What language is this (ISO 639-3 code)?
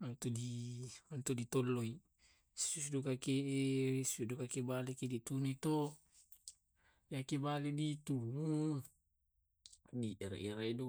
rob